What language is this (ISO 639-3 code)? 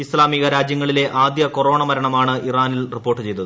mal